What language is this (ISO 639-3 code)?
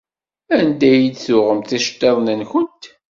kab